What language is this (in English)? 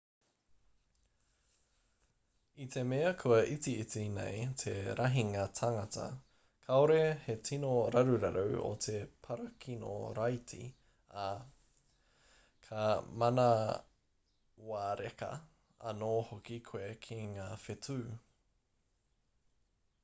Māori